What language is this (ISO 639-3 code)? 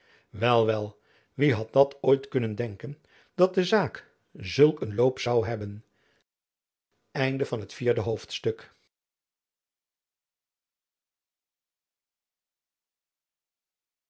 nld